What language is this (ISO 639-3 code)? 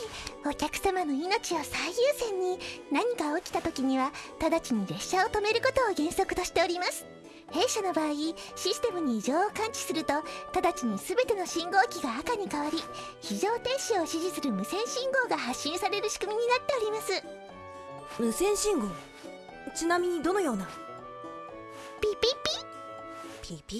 jpn